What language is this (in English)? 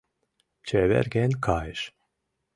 Mari